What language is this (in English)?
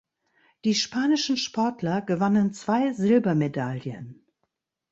German